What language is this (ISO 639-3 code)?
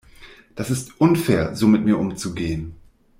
deu